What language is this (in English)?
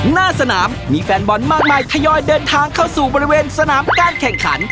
Thai